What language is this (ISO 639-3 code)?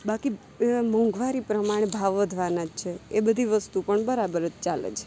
guj